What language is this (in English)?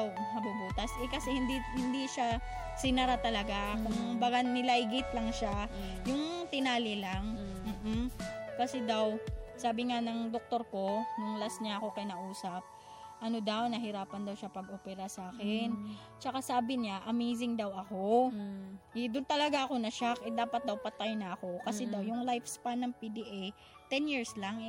Filipino